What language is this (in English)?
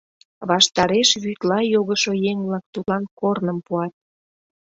Mari